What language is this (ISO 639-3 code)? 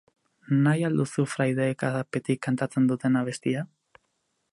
eus